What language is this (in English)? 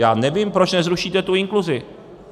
Czech